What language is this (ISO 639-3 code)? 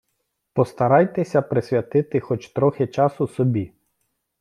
ukr